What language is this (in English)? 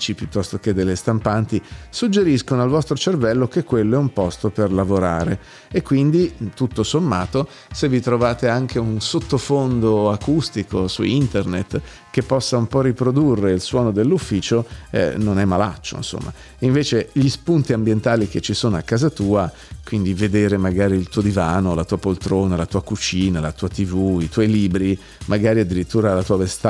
Italian